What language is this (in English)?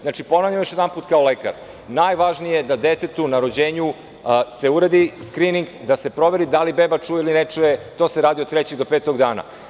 Serbian